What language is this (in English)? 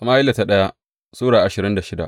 Hausa